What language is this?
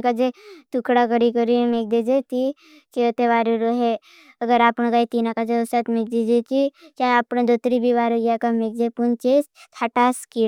Bhili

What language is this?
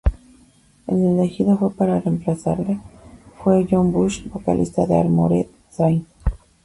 Spanish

